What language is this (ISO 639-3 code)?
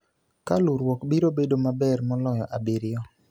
luo